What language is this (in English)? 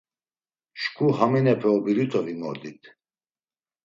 Laz